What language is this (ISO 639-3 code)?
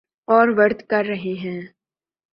urd